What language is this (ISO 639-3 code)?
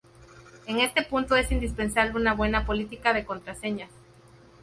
spa